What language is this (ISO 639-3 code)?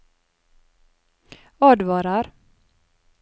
nor